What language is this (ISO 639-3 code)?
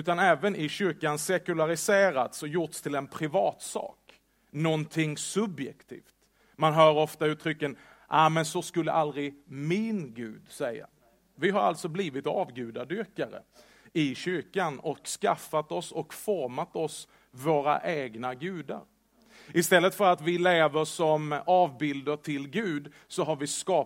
swe